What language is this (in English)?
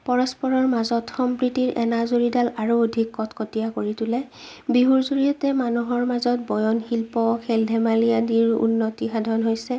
Assamese